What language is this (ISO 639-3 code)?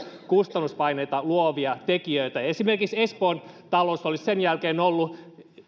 fin